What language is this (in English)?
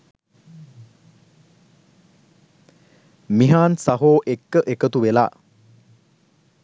Sinhala